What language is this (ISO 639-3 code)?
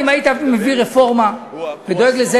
heb